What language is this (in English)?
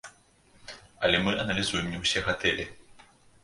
Belarusian